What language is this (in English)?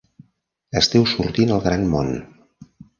Catalan